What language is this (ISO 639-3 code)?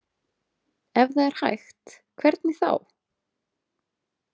isl